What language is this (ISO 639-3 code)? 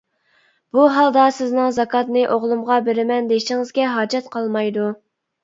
uig